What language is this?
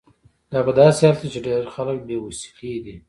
Pashto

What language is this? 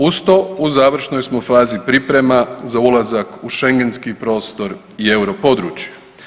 Croatian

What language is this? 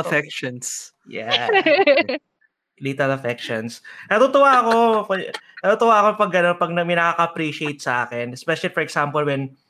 Filipino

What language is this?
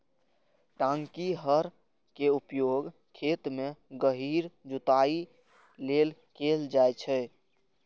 Maithili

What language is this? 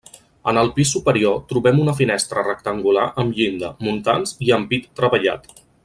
Catalan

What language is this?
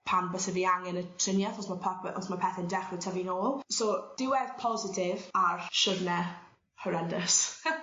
Welsh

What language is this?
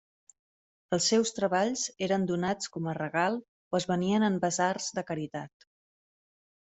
Catalan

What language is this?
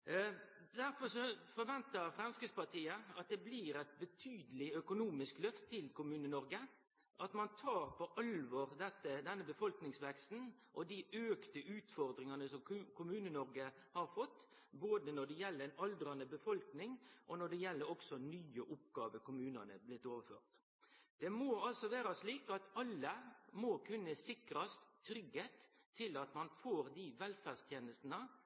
Norwegian Nynorsk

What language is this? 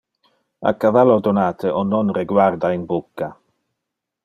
Interlingua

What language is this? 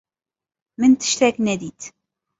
Kurdish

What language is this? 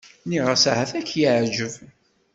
Kabyle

